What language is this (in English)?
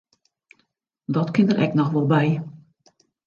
Western Frisian